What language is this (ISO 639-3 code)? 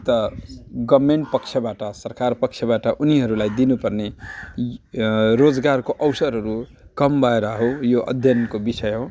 nep